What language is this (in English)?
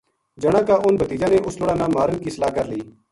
Gujari